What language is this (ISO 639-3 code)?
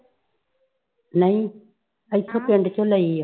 pan